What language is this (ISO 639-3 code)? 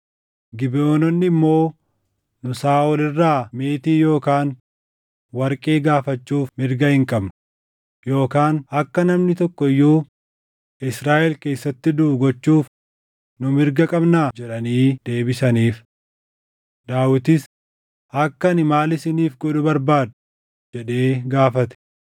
orm